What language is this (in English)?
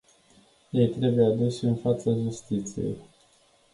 Romanian